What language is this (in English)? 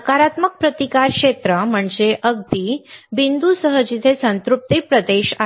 Marathi